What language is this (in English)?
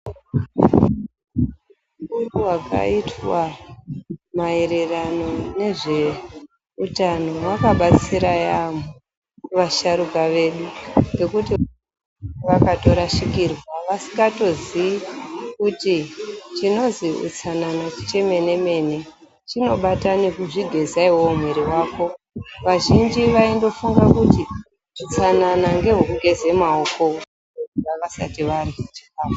Ndau